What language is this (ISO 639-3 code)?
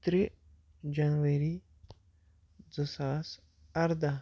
kas